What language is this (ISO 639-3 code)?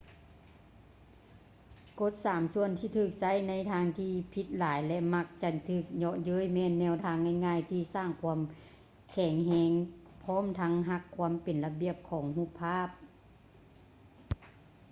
lao